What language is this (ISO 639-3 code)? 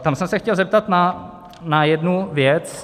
ces